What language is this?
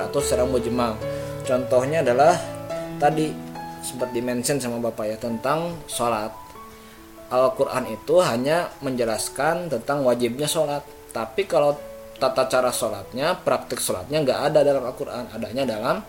Indonesian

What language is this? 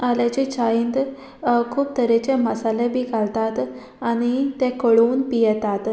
Konkani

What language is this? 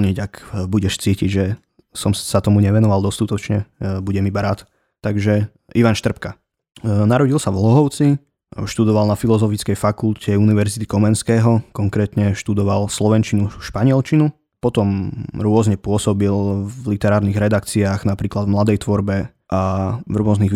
Slovak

